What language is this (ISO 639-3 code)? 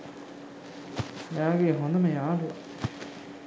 sin